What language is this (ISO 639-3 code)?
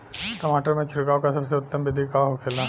bho